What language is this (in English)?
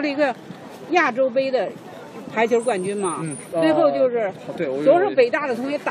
Chinese